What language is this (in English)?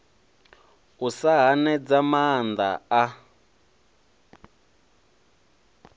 Venda